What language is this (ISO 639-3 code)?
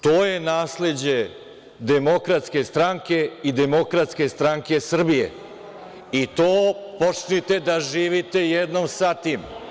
srp